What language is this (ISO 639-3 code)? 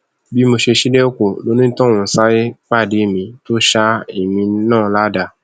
yor